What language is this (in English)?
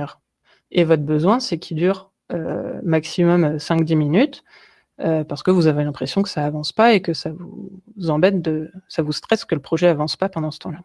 French